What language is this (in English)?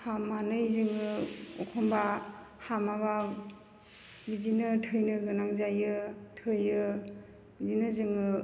Bodo